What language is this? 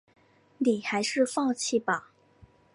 Chinese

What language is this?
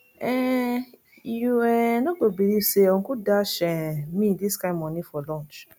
Nigerian Pidgin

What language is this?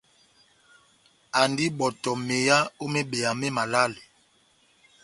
Batanga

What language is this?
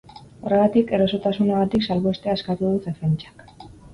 Basque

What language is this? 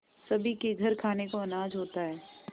Hindi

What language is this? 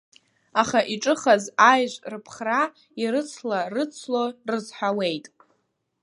Abkhazian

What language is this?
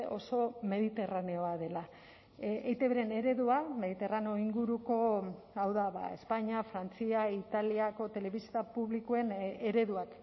Basque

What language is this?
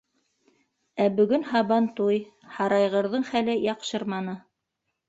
Bashkir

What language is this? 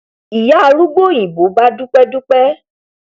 Yoruba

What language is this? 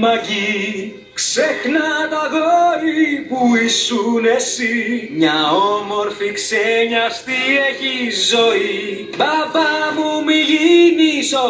Greek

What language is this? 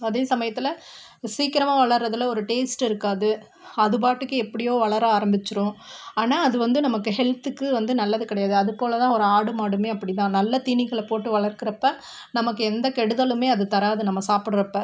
Tamil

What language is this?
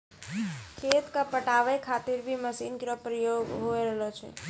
Maithili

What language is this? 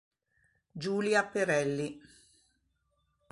Italian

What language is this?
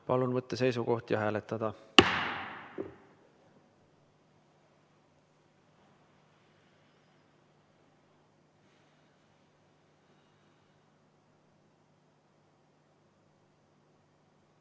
Estonian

